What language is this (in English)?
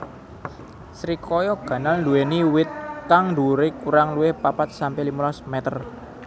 Javanese